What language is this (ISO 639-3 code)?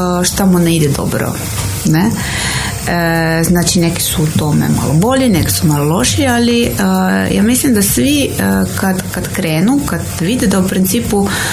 hrv